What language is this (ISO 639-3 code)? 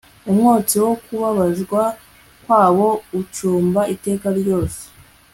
kin